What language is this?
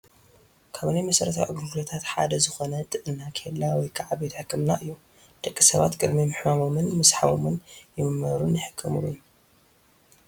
Tigrinya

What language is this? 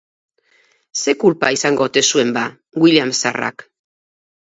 Basque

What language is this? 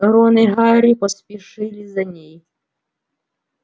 Russian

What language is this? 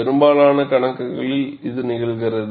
Tamil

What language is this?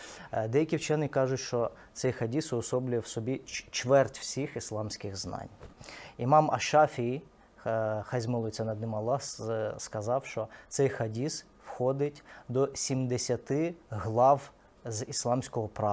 Russian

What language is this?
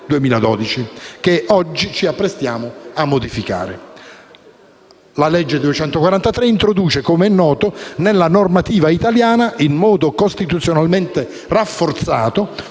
Italian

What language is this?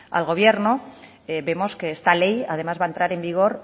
Spanish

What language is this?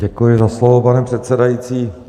Czech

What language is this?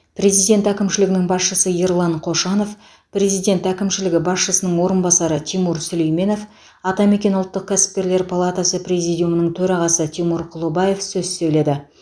Kazakh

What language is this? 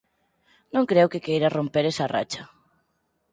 Galician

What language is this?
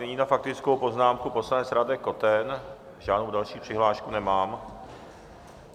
Czech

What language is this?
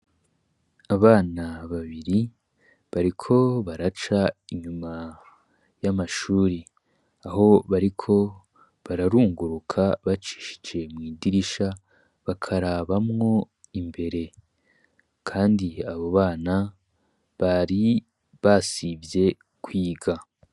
Rundi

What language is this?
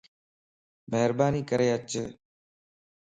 Lasi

